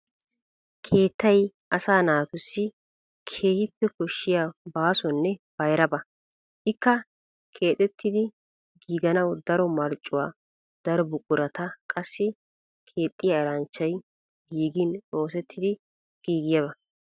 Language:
Wolaytta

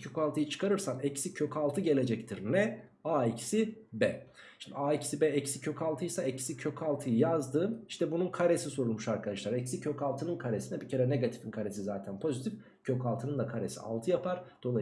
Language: Turkish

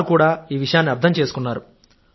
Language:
Telugu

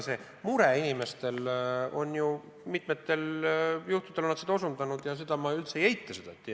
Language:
Estonian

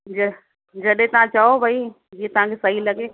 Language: Sindhi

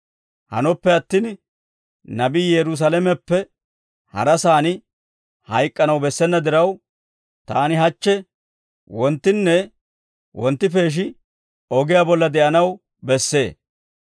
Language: Dawro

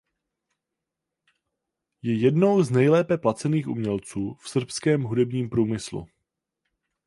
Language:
Czech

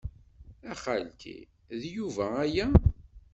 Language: Kabyle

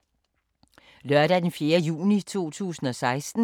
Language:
Danish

